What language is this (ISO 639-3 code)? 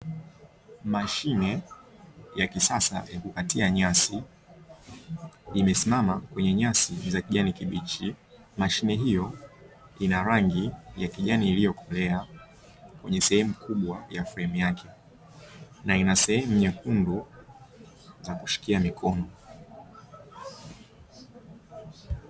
swa